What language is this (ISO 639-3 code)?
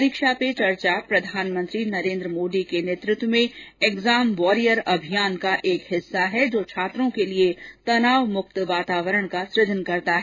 hin